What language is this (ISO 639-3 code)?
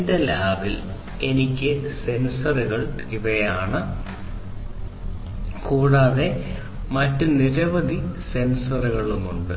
mal